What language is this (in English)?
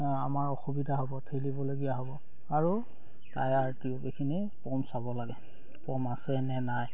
Assamese